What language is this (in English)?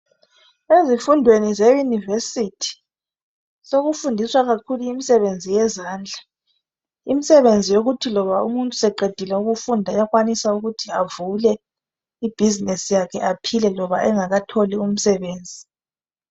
North Ndebele